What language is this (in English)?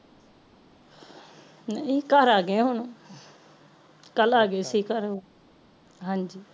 Punjabi